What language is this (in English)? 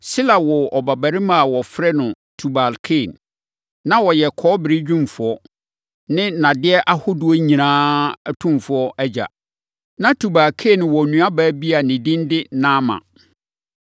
Akan